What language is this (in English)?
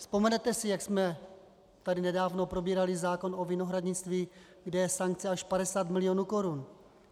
Czech